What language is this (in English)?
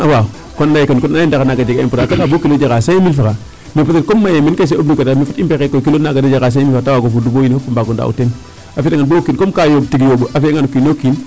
Serer